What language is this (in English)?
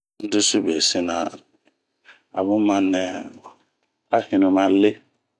Bomu